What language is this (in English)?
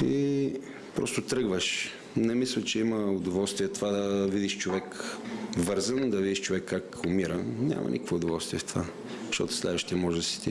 Bulgarian